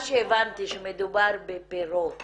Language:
Hebrew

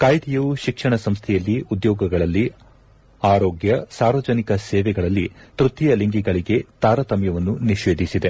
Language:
Kannada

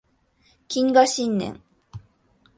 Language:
Japanese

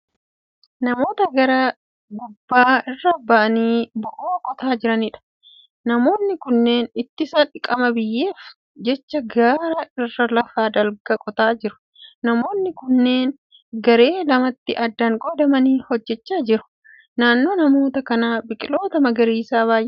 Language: Oromo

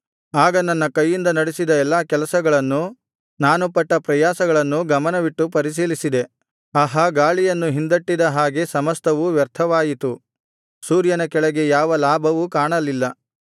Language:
Kannada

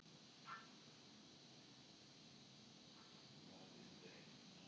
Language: Icelandic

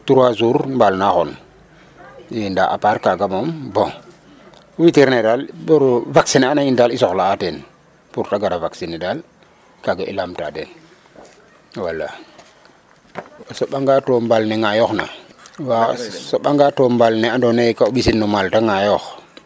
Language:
Serer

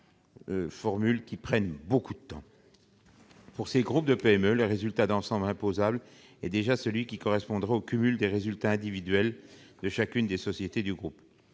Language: French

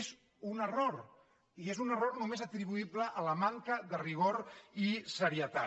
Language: Catalan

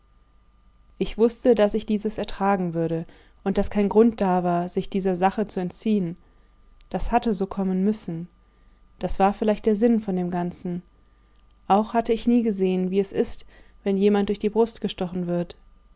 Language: German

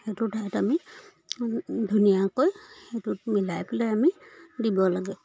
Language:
Assamese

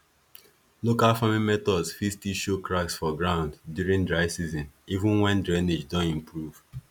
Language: Nigerian Pidgin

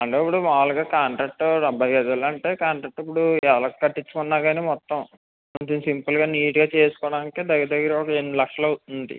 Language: Telugu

